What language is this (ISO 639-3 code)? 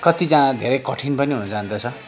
nep